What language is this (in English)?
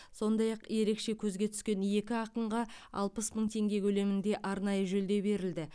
Kazakh